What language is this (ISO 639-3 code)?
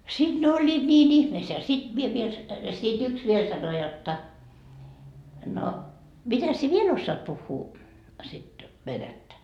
fin